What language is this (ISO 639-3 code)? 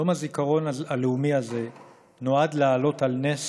heb